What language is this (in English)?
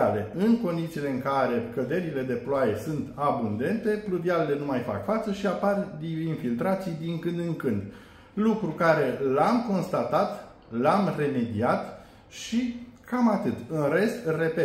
Romanian